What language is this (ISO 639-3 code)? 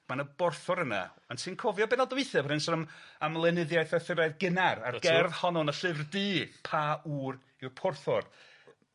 cym